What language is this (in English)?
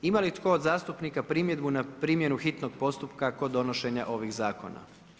Croatian